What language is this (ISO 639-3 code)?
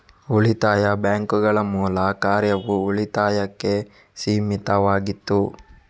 kan